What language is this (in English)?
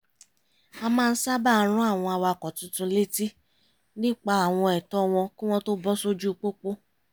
Yoruba